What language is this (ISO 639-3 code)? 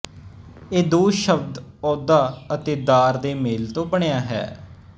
pan